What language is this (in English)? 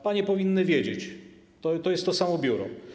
Polish